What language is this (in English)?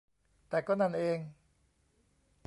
Thai